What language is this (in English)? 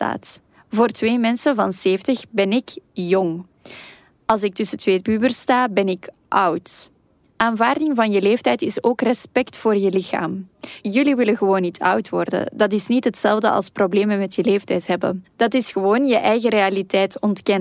Dutch